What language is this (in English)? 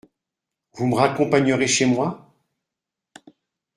French